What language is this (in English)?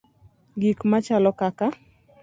Luo (Kenya and Tanzania)